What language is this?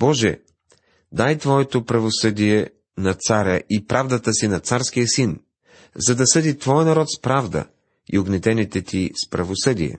Bulgarian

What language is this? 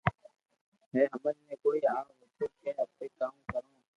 Loarki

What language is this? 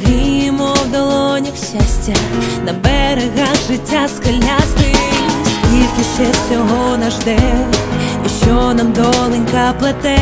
Ukrainian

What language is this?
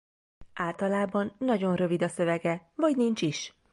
Hungarian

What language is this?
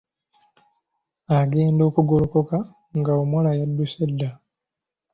Ganda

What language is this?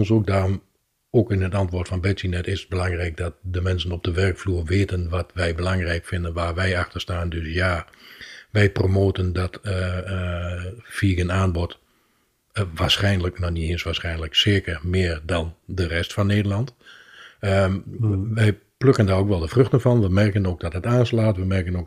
Dutch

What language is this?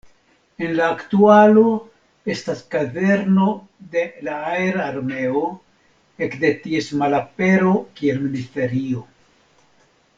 Esperanto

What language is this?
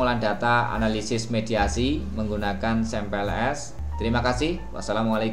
Indonesian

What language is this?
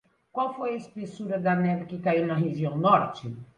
Portuguese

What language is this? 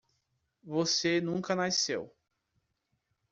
Portuguese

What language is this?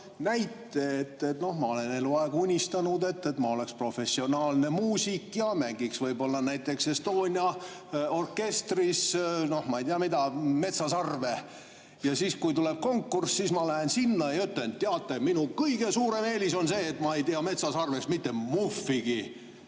Estonian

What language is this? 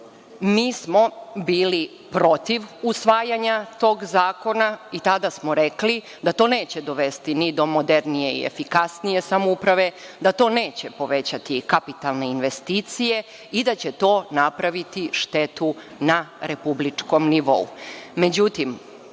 Serbian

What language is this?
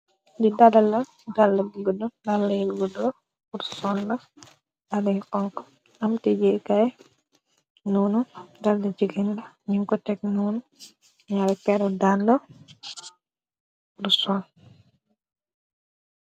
Wolof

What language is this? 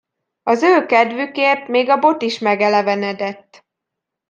Hungarian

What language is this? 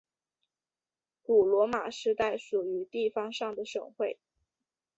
Chinese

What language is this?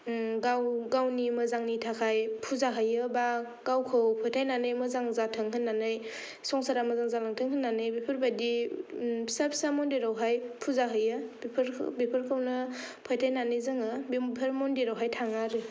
Bodo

